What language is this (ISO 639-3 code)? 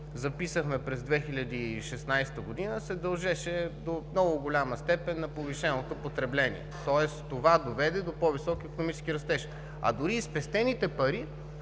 bul